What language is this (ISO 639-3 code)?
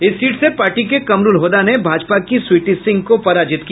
hin